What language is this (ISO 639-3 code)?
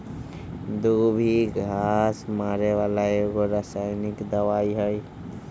mag